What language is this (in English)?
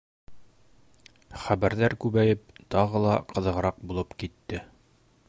Bashkir